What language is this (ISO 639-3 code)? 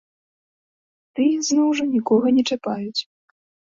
bel